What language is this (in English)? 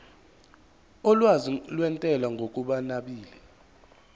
Zulu